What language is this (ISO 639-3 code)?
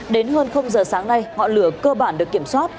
vie